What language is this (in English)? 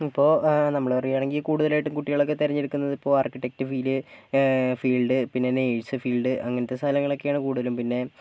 Malayalam